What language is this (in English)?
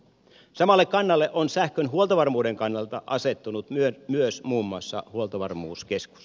Finnish